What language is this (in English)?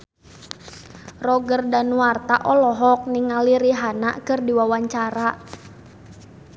Sundanese